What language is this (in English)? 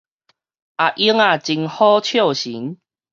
Min Nan Chinese